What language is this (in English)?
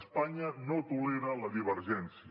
Catalan